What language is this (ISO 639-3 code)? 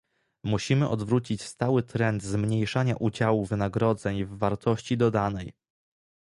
pol